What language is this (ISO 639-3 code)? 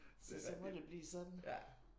dan